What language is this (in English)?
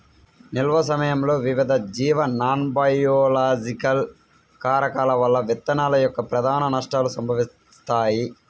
Telugu